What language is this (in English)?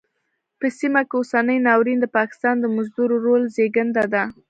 Pashto